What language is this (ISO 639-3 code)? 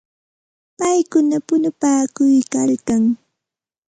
qxt